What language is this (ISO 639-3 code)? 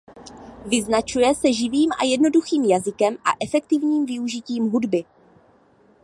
ces